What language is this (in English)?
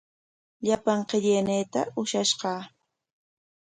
Corongo Ancash Quechua